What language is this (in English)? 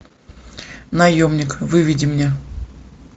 Russian